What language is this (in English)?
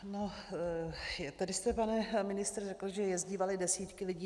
Czech